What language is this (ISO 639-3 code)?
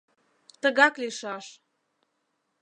chm